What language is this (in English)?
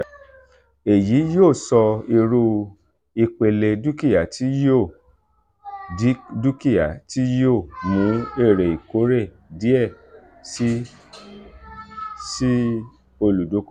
Yoruba